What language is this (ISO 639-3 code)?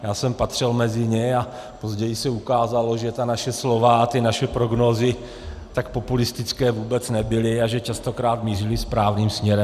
ces